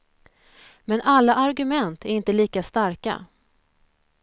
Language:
Swedish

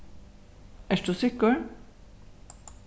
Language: Faroese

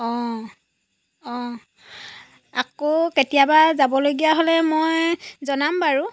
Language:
Assamese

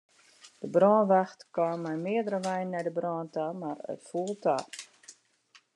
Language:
Western Frisian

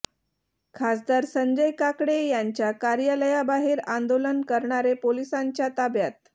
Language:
Marathi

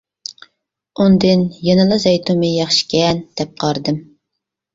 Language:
Uyghur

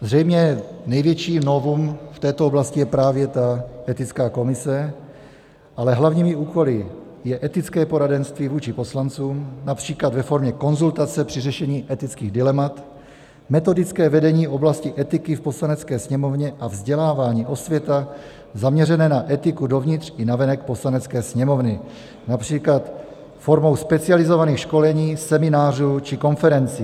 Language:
Czech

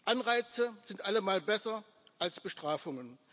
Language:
German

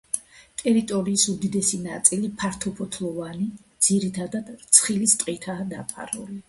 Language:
Georgian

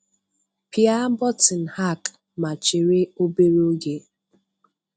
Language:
Igbo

